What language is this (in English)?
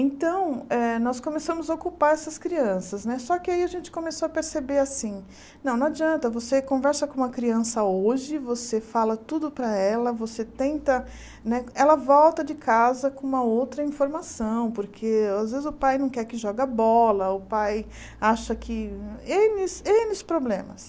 Portuguese